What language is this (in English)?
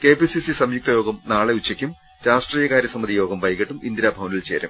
Malayalam